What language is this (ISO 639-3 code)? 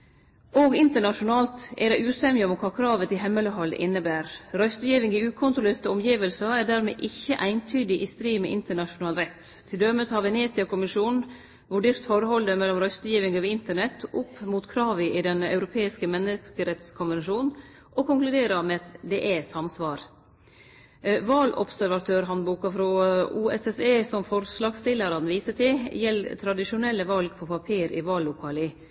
nno